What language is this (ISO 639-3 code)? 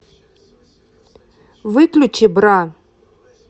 rus